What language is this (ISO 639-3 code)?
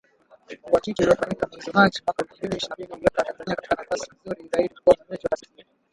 swa